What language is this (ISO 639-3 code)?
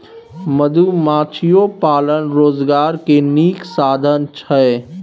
mai